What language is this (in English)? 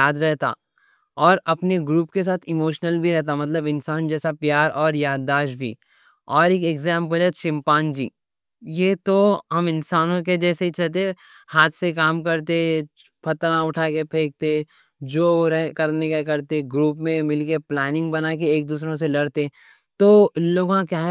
Deccan